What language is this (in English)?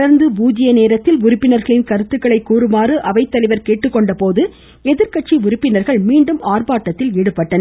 Tamil